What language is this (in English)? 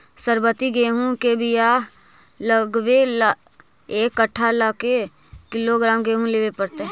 Magahi